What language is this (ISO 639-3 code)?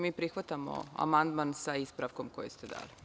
srp